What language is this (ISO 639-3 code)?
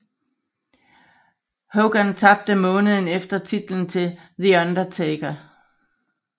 dan